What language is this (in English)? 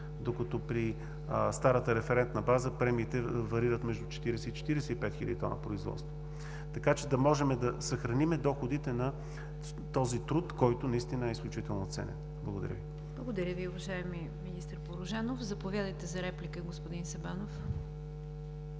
Bulgarian